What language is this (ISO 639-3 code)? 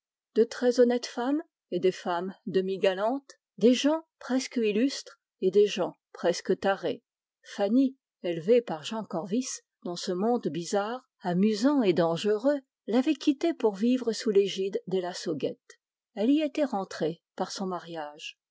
fra